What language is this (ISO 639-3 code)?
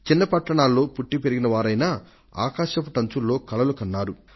tel